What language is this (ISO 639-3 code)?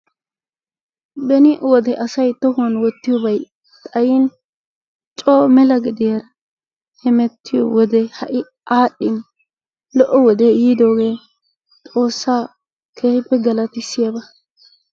wal